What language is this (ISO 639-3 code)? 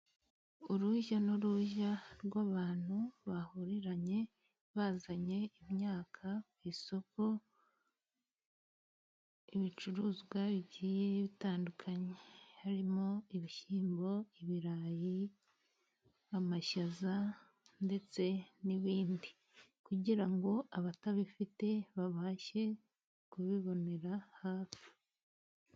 kin